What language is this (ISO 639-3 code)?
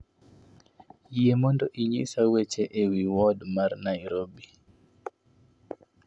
luo